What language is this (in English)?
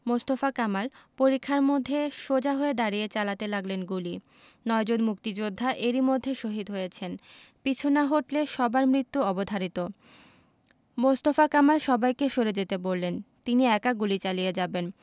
Bangla